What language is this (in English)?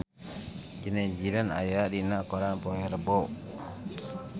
Sundanese